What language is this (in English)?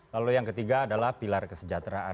Indonesian